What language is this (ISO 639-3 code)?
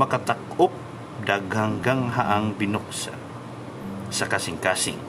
fil